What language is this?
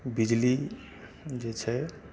Maithili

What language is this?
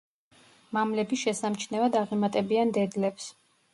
Georgian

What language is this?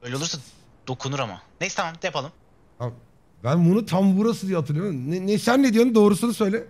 Turkish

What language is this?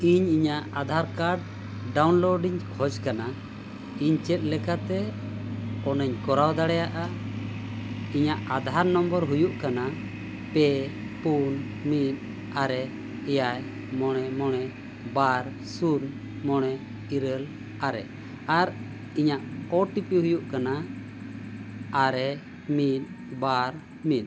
Santali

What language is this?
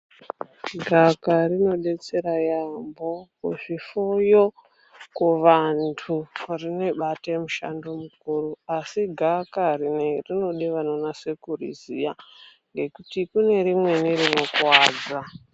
Ndau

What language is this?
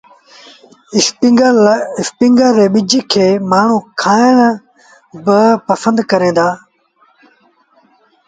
Sindhi Bhil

